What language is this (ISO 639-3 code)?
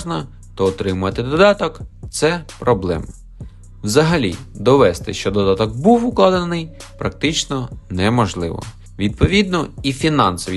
ukr